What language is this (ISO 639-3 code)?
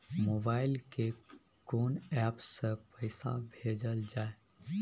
mai